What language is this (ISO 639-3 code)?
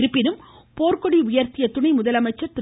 tam